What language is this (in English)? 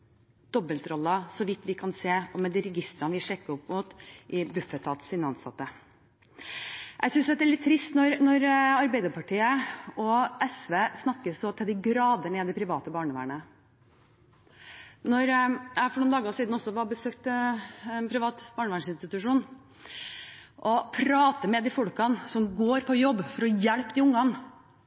Norwegian Bokmål